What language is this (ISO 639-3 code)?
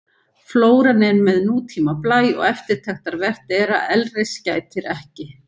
isl